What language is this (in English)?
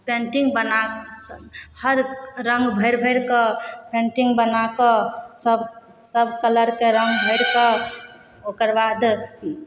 Maithili